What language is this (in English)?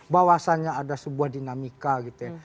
Indonesian